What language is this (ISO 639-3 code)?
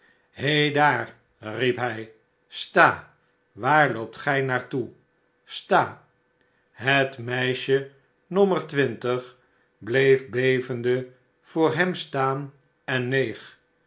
nld